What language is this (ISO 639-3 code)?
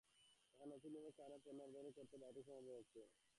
ben